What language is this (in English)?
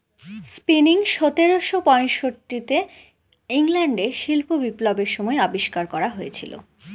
Bangla